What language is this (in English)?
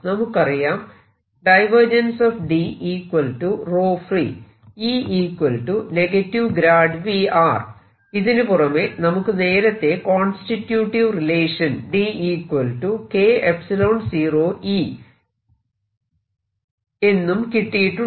Malayalam